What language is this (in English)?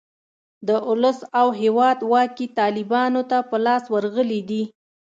Pashto